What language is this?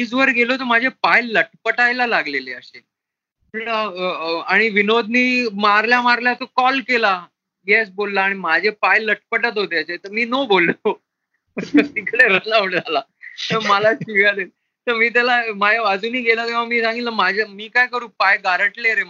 Marathi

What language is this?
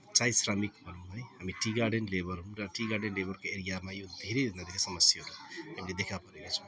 Nepali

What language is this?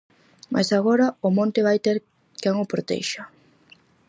Galician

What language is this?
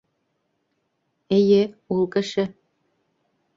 Bashkir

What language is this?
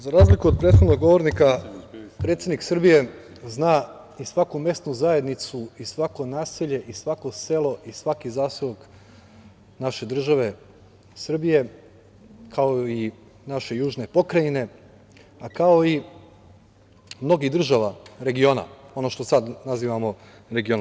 Serbian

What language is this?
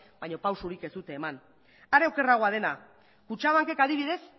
Basque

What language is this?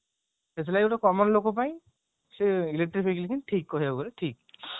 Odia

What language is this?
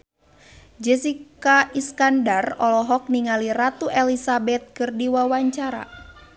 Sundanese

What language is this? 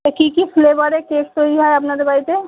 Bangla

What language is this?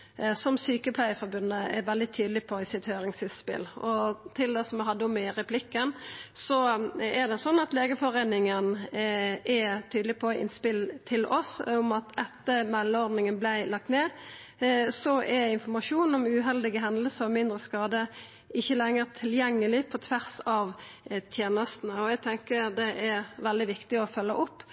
Norwegian Nynorsk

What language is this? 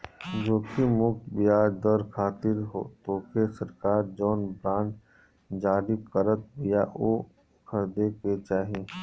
Bhojpuri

